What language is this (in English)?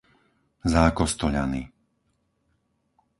Slovak